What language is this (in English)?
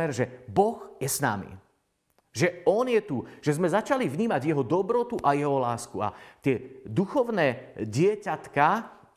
Slovak